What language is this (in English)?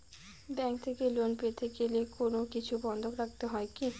Bangla